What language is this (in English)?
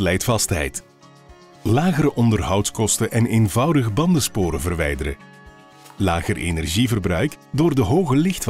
Dutch